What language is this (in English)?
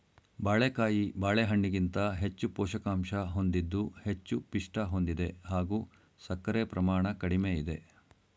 Kannada